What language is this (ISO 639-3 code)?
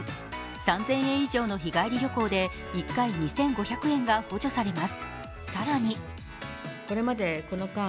jpn